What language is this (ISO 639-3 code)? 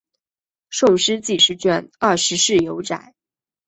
zho